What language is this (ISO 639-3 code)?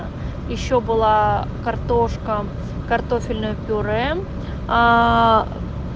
rus